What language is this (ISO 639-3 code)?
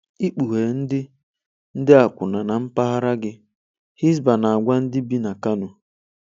ibo